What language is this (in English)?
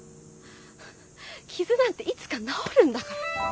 Japanese